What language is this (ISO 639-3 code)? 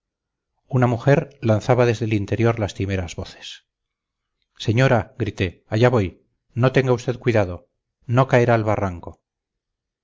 spa